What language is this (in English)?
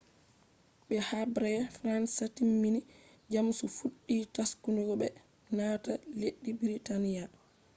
Fula